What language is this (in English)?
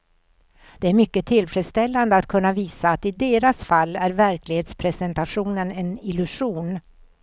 Swedish